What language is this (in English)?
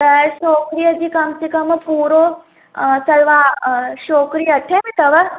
Sindhi